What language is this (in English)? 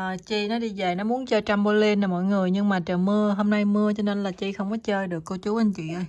Vietnamese